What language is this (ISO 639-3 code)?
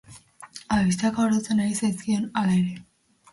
eus